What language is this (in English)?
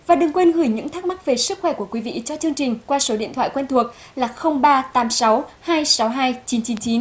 Vietnamese